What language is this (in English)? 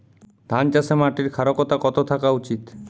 Bangla